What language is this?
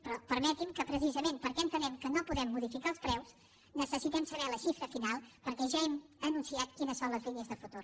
Catalan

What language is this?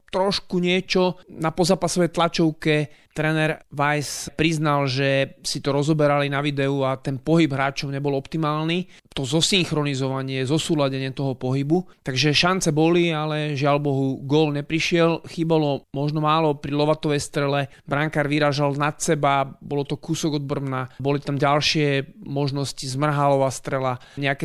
Slovak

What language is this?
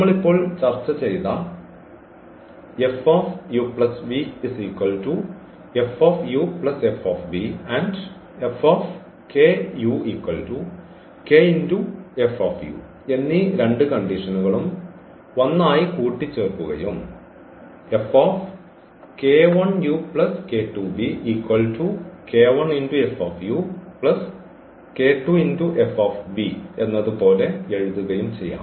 Malayalam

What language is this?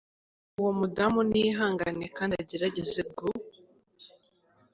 Kinyarwanda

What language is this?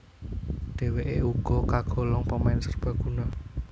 Javanese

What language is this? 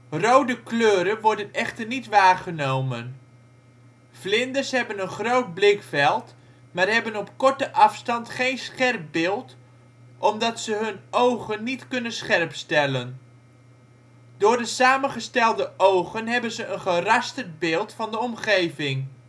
Dutch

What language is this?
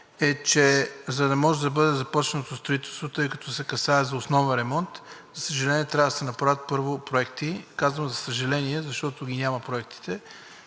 Bulgarian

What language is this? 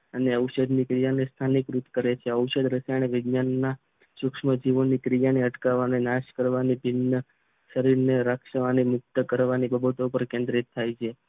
Gujarati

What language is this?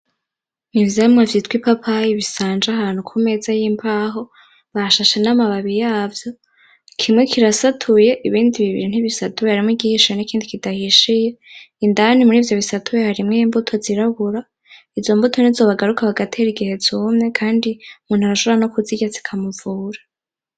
Rundi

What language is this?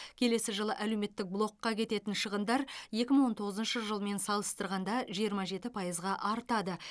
Kazakh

